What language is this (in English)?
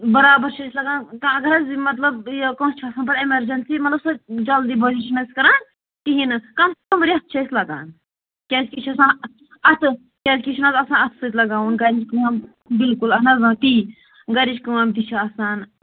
Kashmiri